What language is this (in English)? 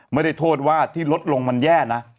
Thai